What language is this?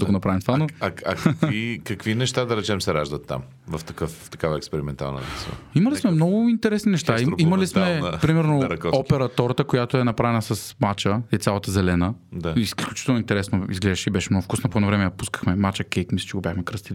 Bulgarian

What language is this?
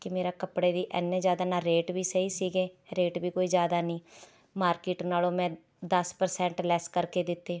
Punjabi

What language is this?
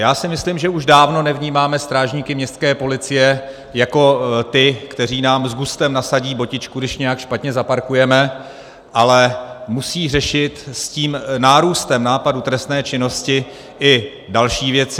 Czech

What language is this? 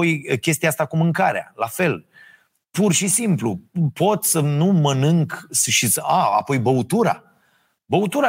Romanian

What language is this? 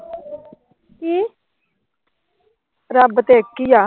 Punjabi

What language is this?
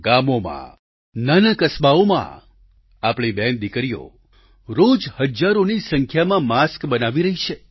Gujarati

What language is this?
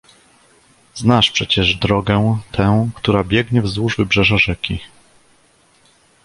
Polish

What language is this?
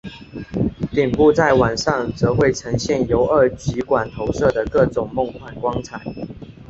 Chinese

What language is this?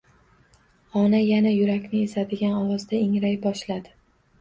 Uzbek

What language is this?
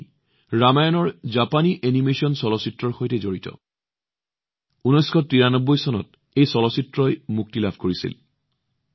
Assamese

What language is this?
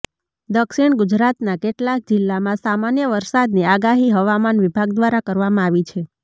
Gujarati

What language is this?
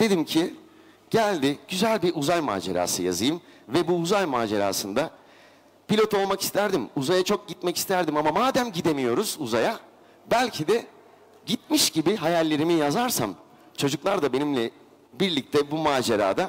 Turkish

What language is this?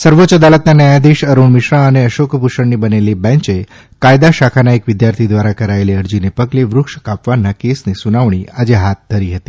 Gujarati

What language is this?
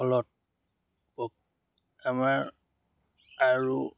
Assamese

